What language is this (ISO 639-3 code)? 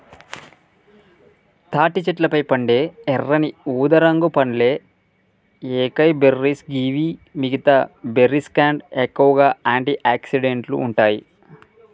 tel